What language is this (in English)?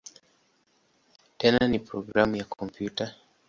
Swahili